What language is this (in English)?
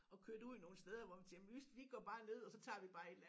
Danish